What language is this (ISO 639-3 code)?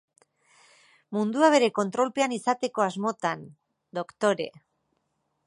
eus